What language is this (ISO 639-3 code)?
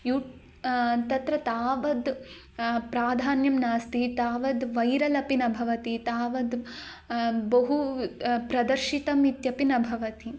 san